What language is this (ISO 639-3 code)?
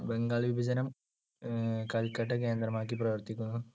mal